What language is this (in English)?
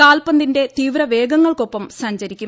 Malayalam